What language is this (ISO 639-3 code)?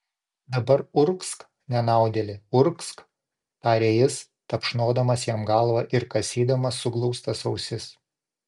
lit